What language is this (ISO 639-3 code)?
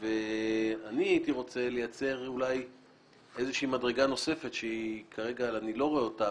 heb